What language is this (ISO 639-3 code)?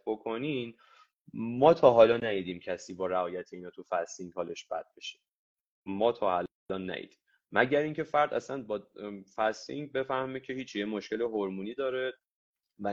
fas